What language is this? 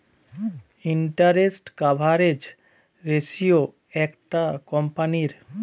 Bangla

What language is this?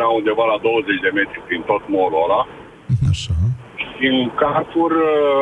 Romanian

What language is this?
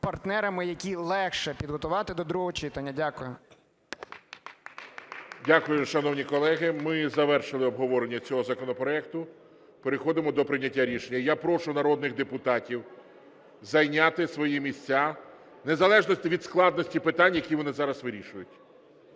Ukrainian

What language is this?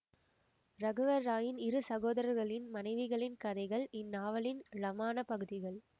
Tamil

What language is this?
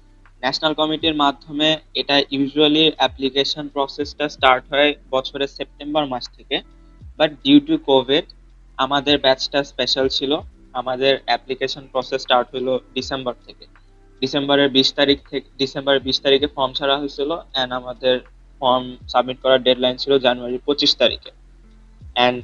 Bangla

